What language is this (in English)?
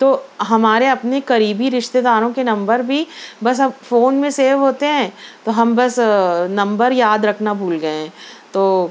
Urdu